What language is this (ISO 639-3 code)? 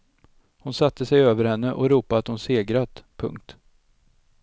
swe